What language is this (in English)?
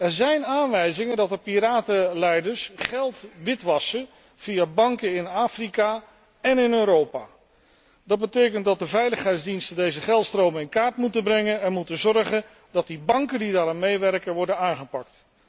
Dutch